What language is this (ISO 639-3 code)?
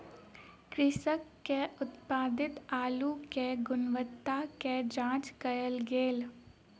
mai